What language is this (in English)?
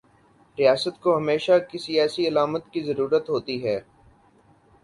Urdu